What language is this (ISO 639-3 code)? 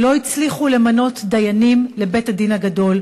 heb